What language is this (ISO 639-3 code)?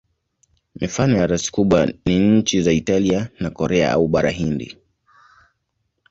swa